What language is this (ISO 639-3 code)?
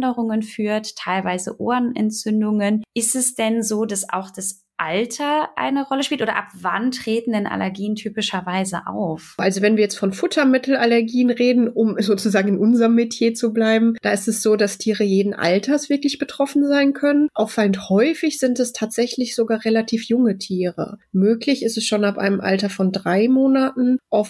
deu